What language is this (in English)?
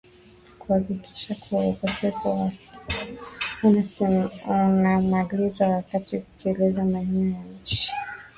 Swahili